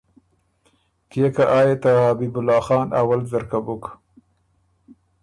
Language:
Ormuri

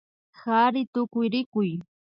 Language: Imbabura Highland Quichua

